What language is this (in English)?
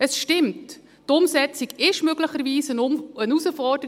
Swiss German